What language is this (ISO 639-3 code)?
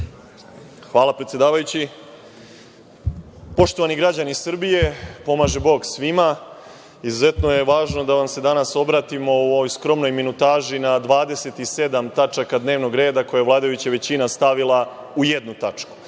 srp